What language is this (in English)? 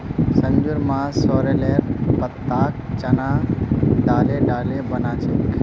Magahi